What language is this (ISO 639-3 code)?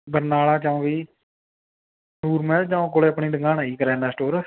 pan